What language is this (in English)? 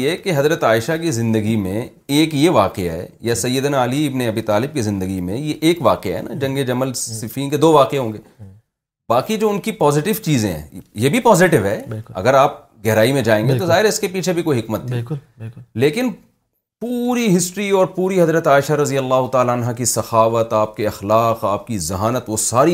Urdu